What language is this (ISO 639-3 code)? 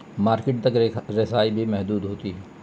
urd